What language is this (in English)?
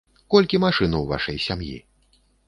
Belarusian